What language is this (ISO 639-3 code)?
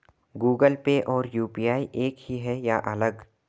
hin